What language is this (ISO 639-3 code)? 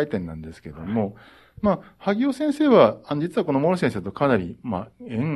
jpn